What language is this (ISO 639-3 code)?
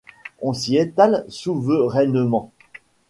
fra